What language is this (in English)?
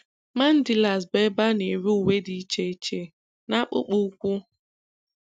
Igbo